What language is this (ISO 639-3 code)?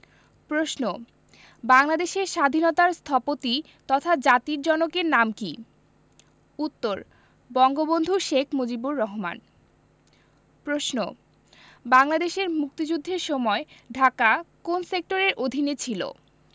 ben